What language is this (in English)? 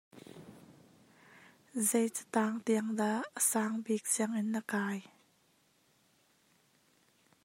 Hakha Chin